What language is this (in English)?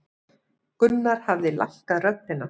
Icelandic